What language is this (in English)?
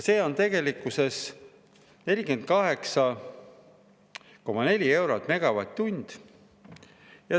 Estonian